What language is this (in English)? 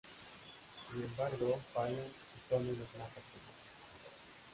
Spanish